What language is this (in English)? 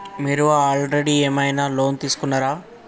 Telugu